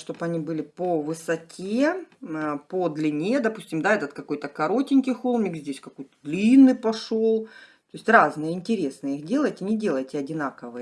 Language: Russian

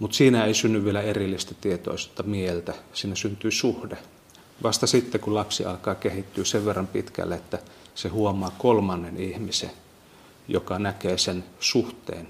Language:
Finnish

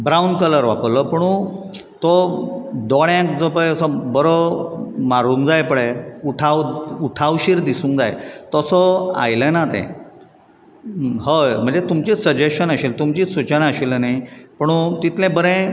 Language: Konkani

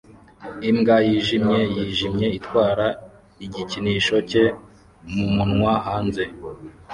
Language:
Kinyarwanda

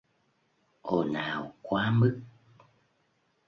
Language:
Vietnamese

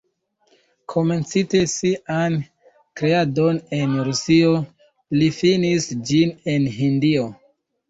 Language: Esperanto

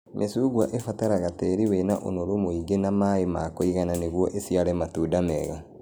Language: Kikuyu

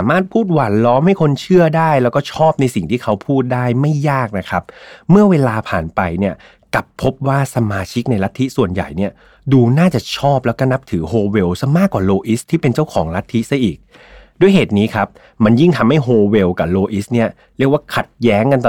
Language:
Thai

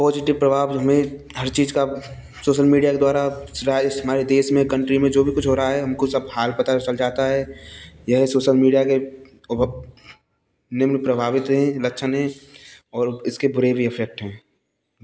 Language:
Hindi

